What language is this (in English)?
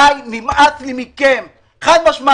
Hebrew